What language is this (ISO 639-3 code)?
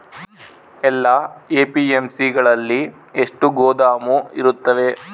kan